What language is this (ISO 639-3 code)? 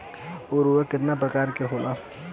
bho